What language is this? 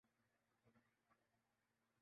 Urdu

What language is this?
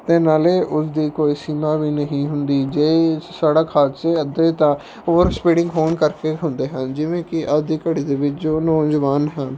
Punjabi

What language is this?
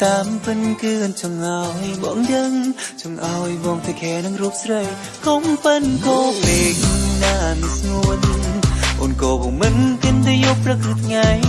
Vietnamese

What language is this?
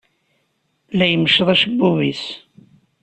Kabyle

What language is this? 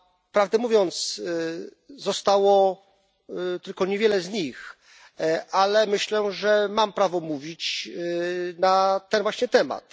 Polish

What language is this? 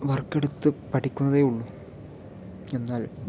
Malayalam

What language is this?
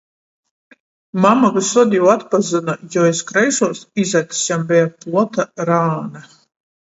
Latgalian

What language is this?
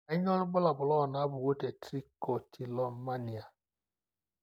Masai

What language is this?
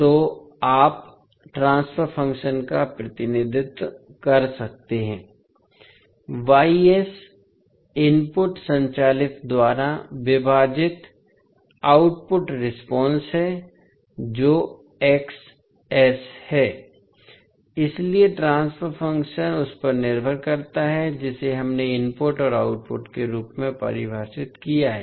Hindi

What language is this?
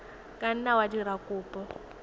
Tswana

